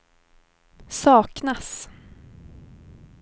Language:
Swedish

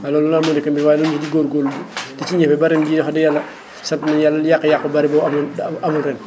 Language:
Wolof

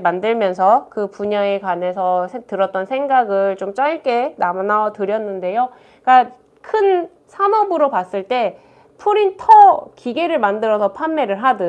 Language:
Korean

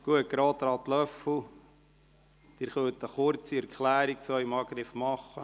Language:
Swiss German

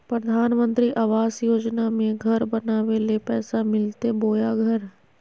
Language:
Magahi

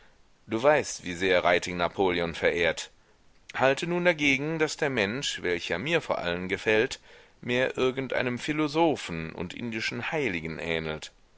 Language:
German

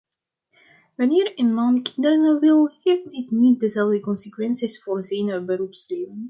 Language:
Dutch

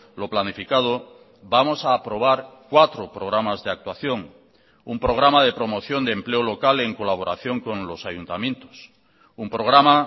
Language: Spanish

